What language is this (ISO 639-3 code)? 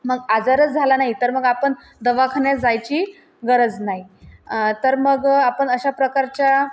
mar